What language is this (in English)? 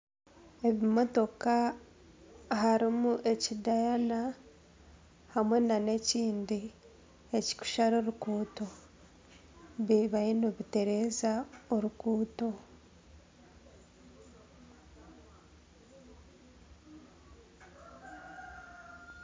Nyankole